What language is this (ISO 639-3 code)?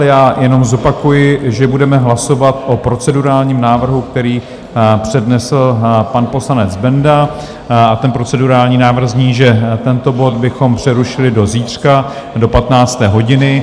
ces